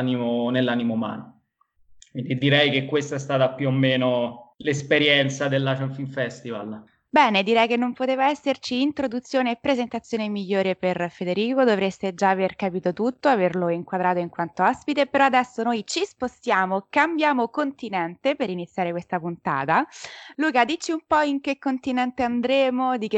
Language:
Italian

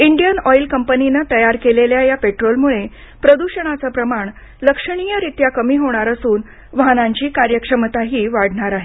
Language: Marathi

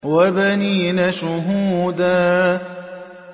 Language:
Arabic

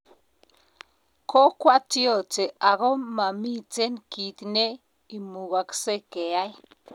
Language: Kalenjin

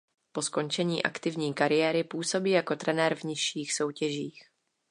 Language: Czech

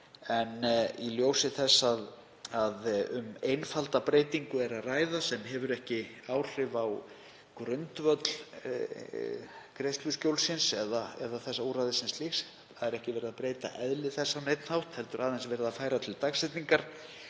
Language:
Icelandic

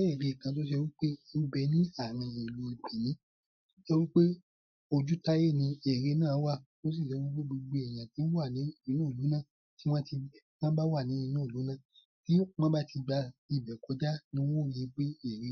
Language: Yoruba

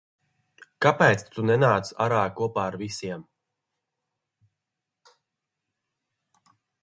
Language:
Latvian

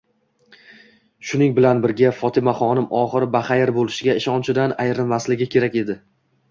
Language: Uzbek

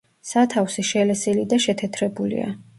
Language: Georgian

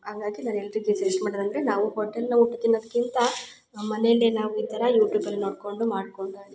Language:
Kannada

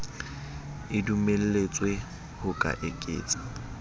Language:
Southern Sotho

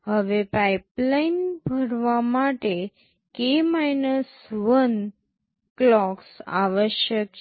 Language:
Gujarati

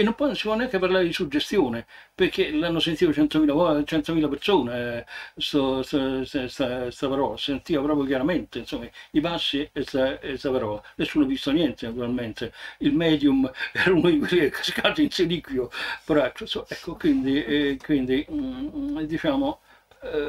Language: Italian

